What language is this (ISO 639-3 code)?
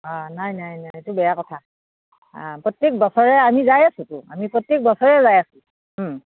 asm